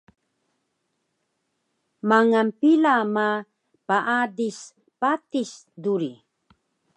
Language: Taroko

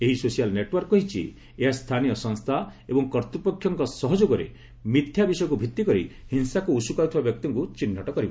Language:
Odia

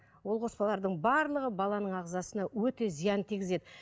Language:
Kazakh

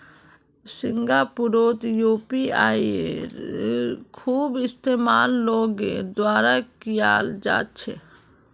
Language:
Magahi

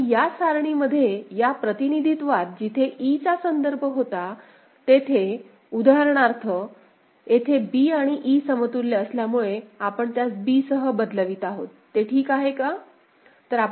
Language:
Marathi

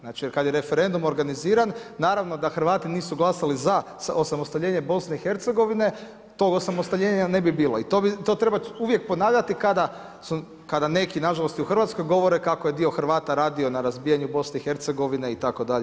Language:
Croatian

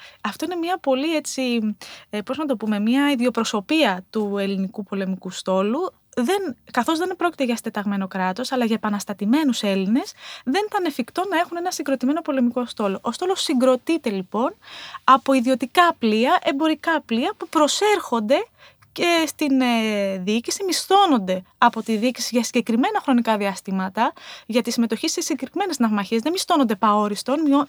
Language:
Greek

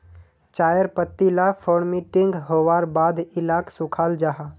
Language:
Magahi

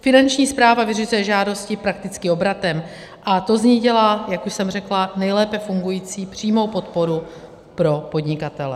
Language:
Czech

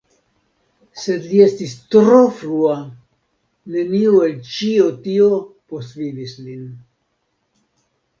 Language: Esperanto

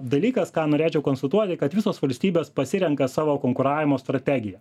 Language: Lithuanian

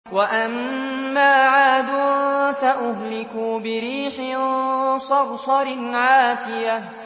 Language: Arabic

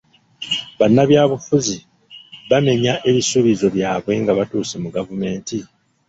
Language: Ganda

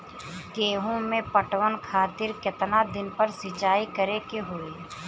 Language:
Bhojpuri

